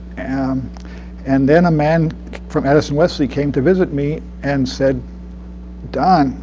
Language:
English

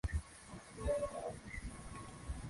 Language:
Swahili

